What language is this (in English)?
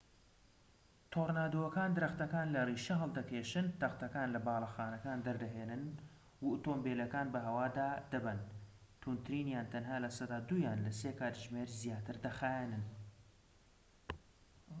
Central Kurdish